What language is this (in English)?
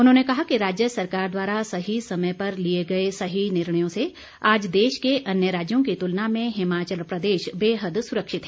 Hindi